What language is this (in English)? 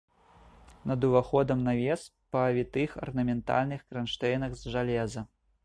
Belarusian